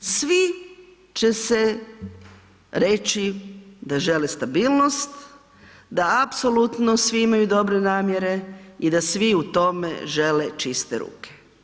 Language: Croatian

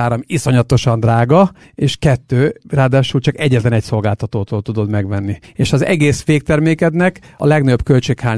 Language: Hungarian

